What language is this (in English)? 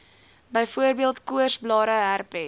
Afrikaans